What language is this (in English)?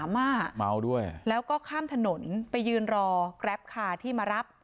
Thai